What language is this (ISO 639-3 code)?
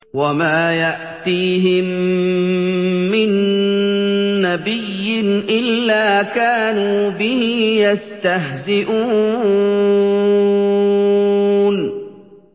ara